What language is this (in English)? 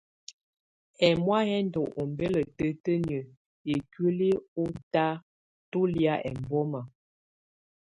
Tunen